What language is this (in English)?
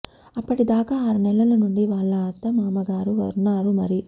Telugu